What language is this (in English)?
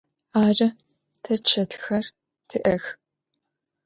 Adyghe